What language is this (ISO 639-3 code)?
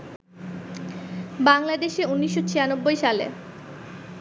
ben